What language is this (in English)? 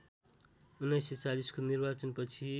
Nepali